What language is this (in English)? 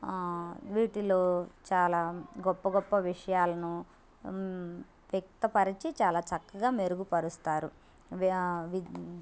Telugu